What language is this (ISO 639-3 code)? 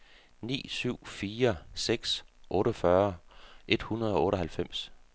dan